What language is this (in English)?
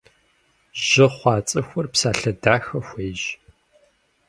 Kabardian